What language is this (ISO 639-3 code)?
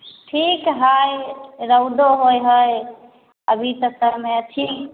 mai